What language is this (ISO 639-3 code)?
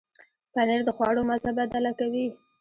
pus